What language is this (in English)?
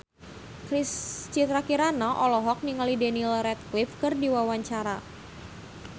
Sundanese